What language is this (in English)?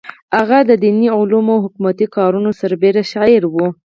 Pashto